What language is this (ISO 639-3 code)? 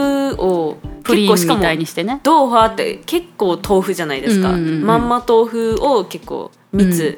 jpn